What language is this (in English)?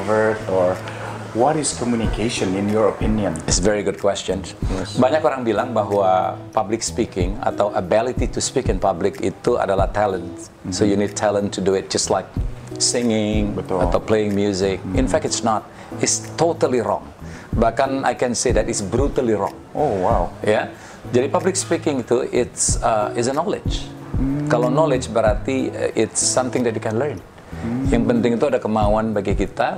Indonesian